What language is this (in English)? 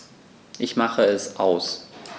German